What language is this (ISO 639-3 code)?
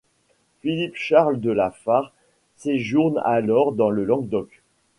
fra